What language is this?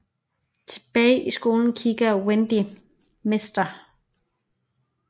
Danish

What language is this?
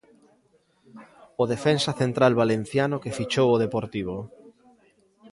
Galician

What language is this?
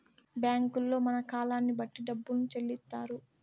Telugu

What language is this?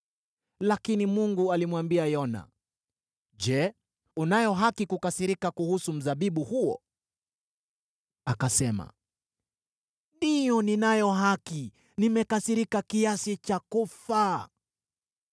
Swahili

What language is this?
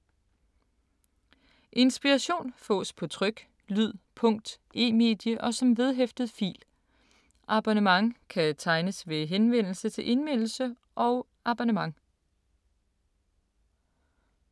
Danish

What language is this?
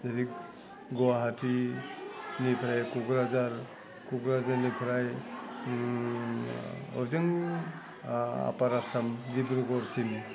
Bodo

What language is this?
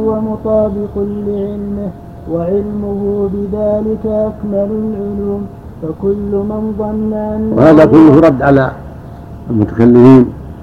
Arabic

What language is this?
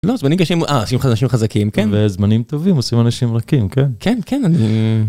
Hebrew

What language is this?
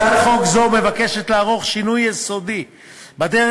Hebrew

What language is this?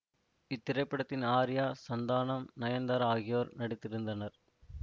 Tamil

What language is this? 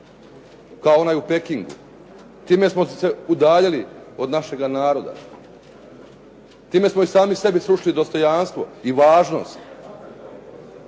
Croatian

